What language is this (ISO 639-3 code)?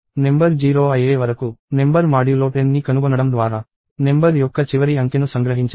tel